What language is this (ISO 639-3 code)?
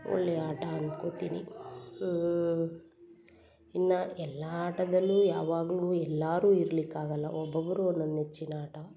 kan